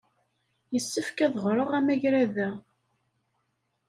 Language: Kabyle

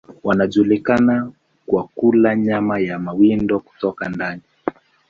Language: Swahili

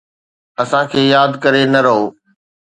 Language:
Sindhi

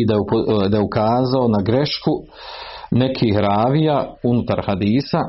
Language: Croatian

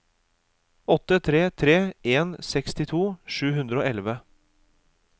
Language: Norwegian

